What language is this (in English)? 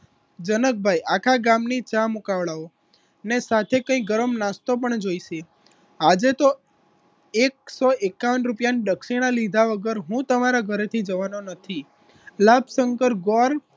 Gujarati